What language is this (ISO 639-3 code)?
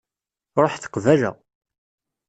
kab